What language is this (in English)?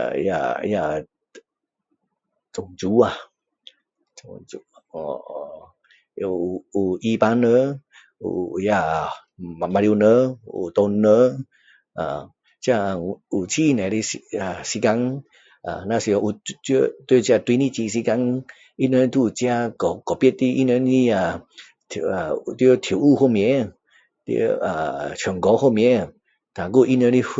Min Dong Chinese